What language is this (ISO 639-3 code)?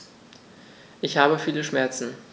deu